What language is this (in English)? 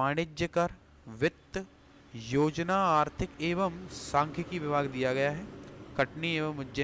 Hindi